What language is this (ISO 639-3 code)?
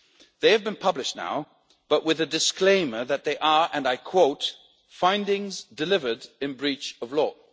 eng